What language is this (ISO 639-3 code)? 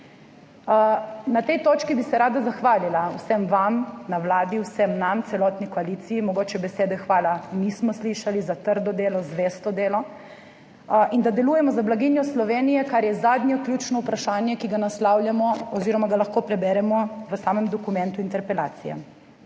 slv